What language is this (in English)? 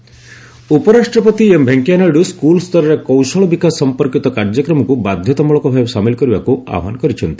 Odia